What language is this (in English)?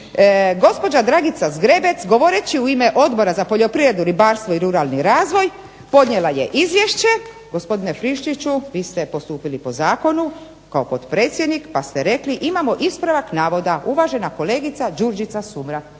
Croatian